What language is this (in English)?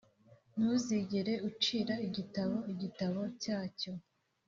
Kinyarwanda